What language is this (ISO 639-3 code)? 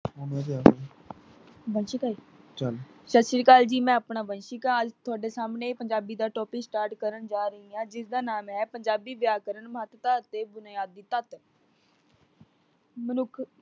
pan